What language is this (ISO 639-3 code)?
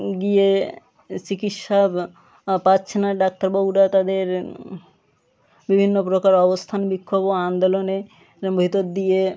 ben